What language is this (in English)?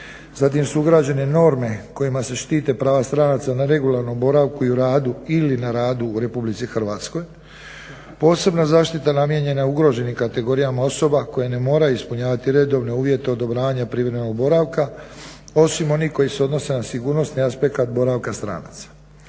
Croatian